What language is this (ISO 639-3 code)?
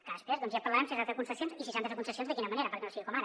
cat